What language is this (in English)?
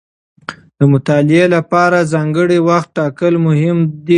Pashto